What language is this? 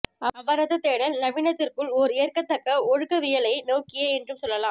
Tamil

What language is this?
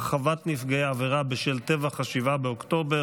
Hebrew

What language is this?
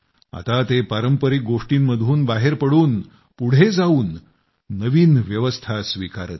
Marathi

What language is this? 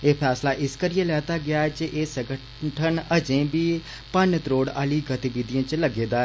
Dogri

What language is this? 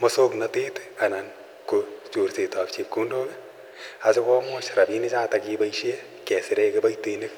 Kalenjin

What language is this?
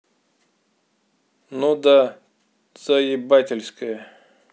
Russian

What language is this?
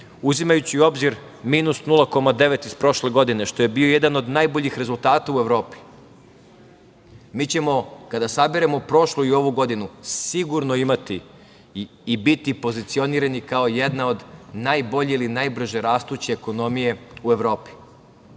Serbian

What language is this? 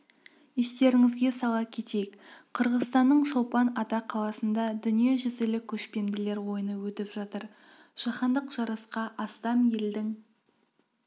Kazakh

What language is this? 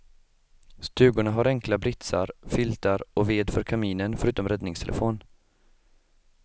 Swedish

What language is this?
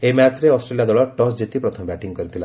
Odia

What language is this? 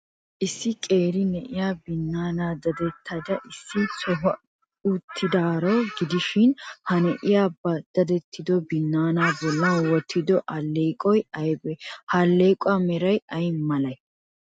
Wolaytta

